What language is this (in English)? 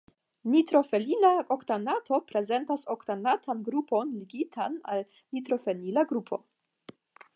Esperanto